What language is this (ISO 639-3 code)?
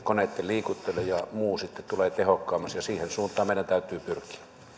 fin